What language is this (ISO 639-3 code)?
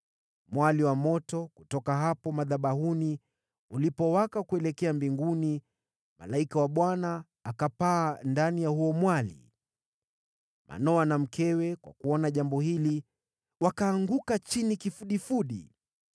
swa